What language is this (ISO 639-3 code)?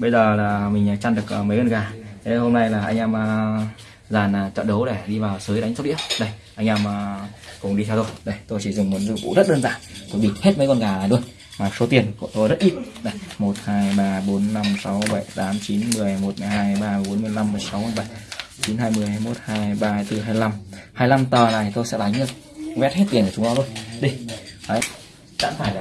vie